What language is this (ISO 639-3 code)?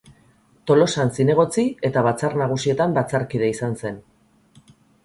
eus